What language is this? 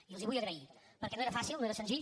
Catalan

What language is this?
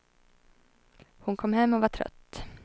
Swedish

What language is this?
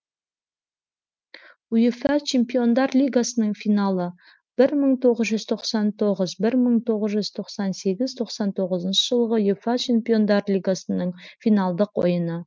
Kazakh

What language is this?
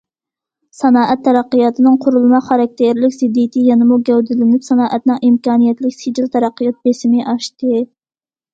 Uyghur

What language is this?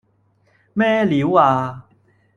Cantonese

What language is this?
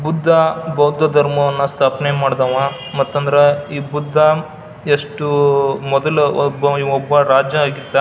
Kannada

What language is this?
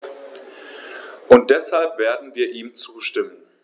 German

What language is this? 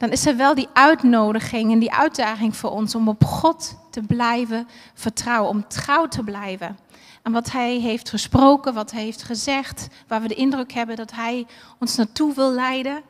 Dutch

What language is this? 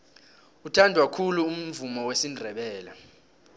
South Ndebele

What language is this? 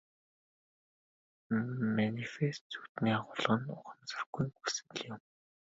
Mongolian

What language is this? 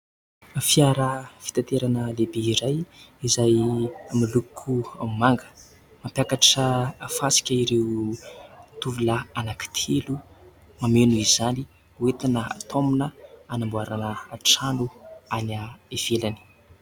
Malagasy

